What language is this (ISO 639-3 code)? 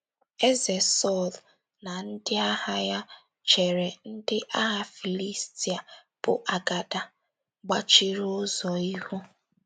ibo